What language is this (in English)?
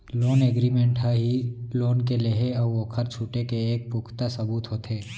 Chhattisgarhi